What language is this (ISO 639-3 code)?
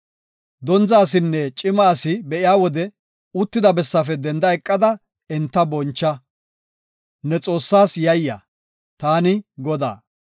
gof